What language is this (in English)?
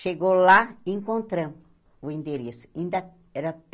Portuguese